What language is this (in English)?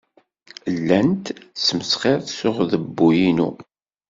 Kabyle